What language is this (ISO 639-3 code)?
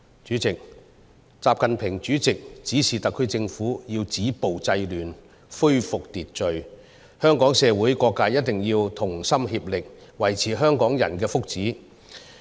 yue